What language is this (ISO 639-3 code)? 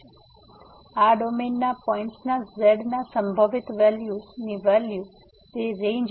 guj